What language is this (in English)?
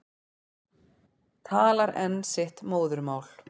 Icelandic